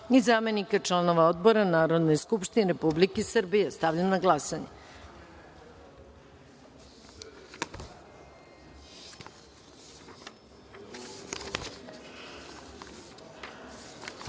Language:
Serbian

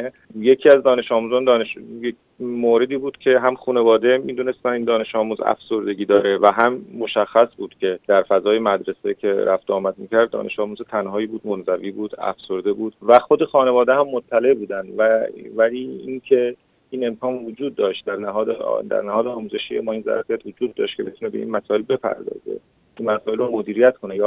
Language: Persian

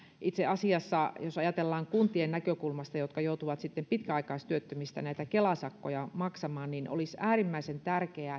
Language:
Finnish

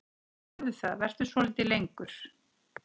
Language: Icelandic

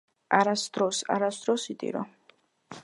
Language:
Georgian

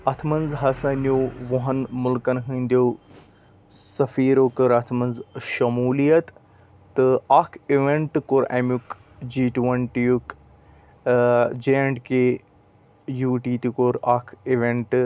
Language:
Kashmiri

